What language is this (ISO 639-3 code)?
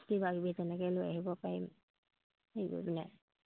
asm